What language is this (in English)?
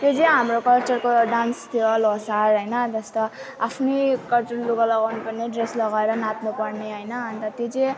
Nepali